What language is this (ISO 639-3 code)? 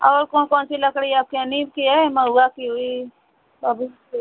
hin